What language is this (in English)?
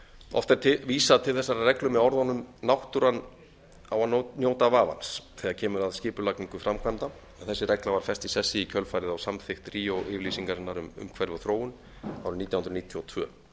Icelandic